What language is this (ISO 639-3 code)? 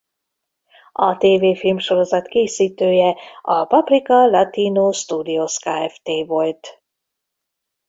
hun